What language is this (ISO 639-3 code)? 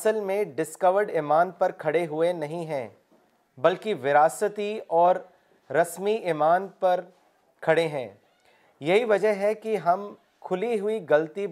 urd